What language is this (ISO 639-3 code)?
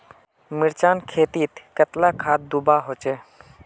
mag